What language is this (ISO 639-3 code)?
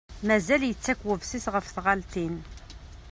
kab